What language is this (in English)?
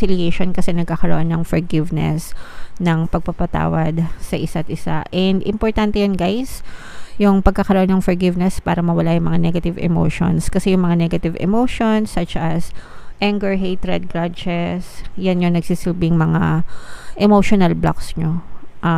Filipino